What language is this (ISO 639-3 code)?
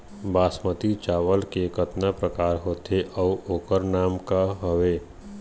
hne